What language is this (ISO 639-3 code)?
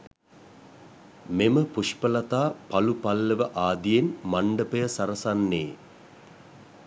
sin